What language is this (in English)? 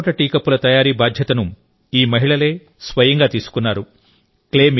Telugu